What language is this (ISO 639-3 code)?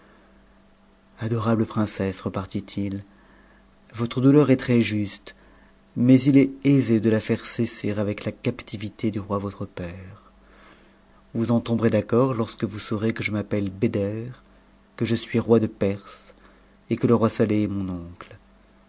fra